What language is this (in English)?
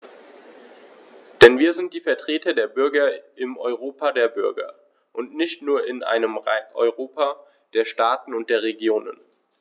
German